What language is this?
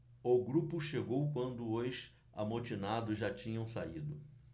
Portuguese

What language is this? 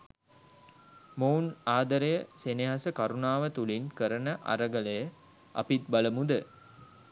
Sinhala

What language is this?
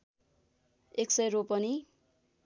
Nepali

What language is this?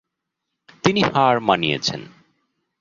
Bangla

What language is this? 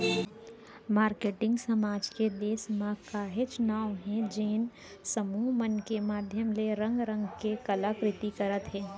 Chhattisgarhi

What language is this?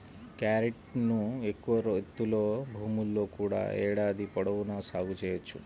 Telugu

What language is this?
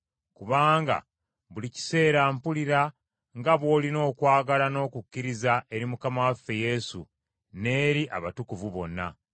Ganda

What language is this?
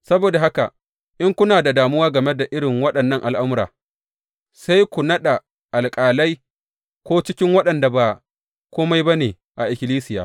Hausa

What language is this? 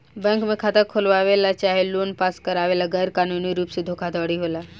Bhojpuri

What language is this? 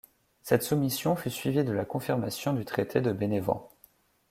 French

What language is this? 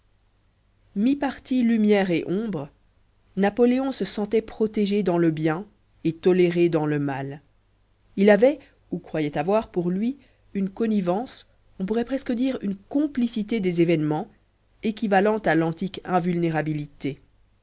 French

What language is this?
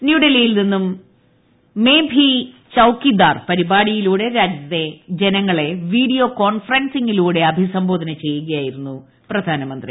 Malayalam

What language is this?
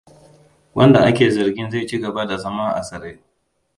Hausa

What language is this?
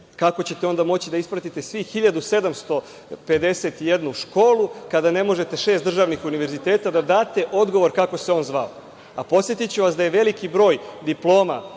Serbian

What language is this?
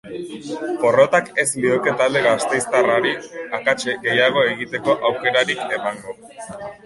Basque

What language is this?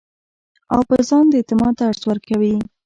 Pashto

